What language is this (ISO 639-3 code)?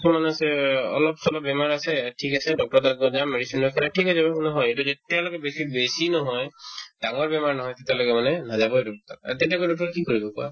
asm